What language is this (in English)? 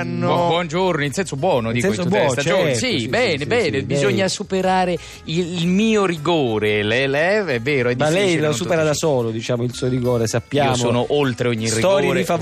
Italian